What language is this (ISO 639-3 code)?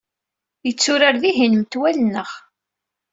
kab